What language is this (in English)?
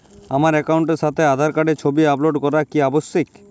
Bangla